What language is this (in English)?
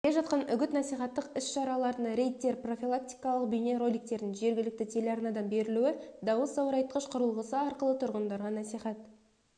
Kazakh